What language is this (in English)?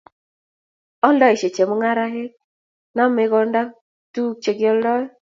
Kalenjin